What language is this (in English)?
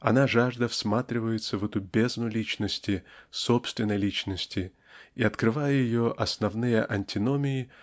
Russian